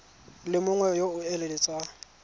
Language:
Tswana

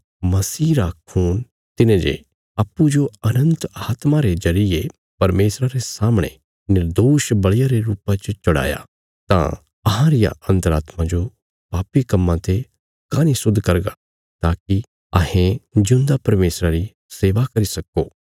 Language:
Bilaspuri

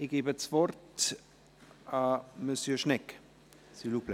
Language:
Swiss German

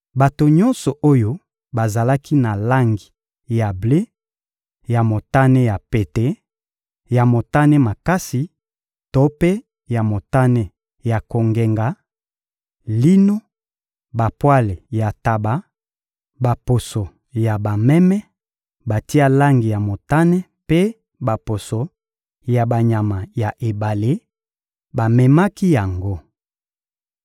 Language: Lingala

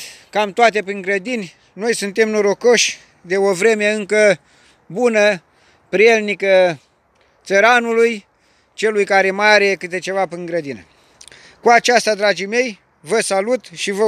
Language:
Romanian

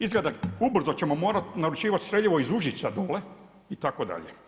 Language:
Croatian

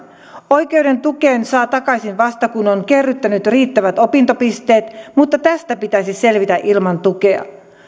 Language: Finnish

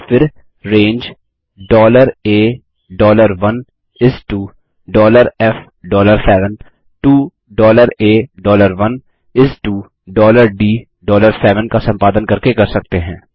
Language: Hindi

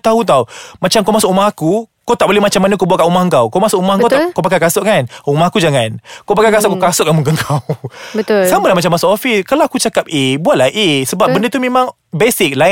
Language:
Malay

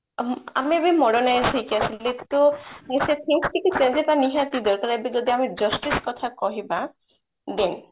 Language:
Odia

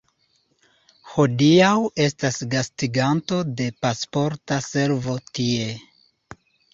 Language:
Esperanto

